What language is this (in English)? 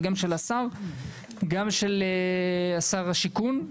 Hebrew